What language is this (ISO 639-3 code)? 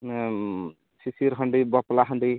sat